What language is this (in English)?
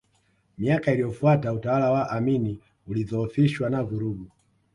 Swahili